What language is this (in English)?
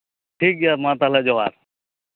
Santali